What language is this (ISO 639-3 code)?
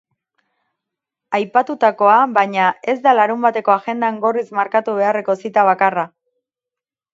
eus